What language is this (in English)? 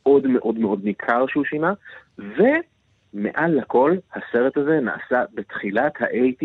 Hebrew